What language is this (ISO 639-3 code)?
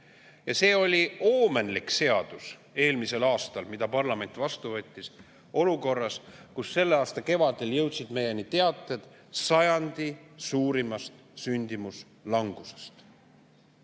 est